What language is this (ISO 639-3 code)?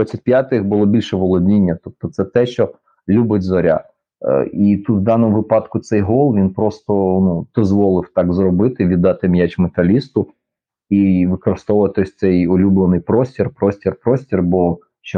ukr